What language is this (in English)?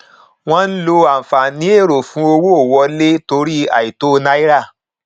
Yoruba